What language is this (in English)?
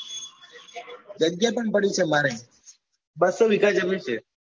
Gujarati